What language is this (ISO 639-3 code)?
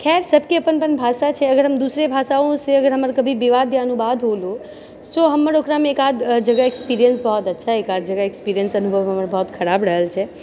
mai